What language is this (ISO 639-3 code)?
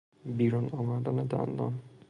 fas